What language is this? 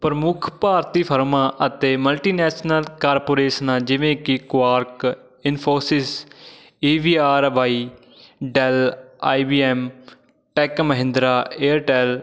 Punjabi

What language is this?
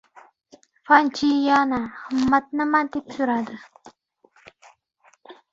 Uzbek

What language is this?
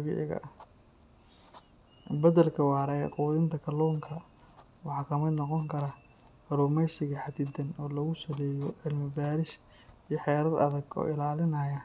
Somali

